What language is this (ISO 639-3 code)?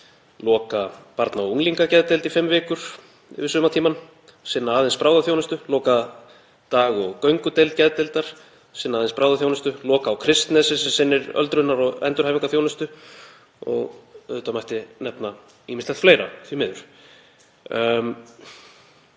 isl